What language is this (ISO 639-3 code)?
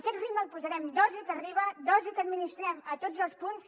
cat